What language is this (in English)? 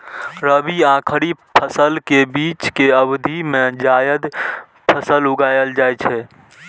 Maithili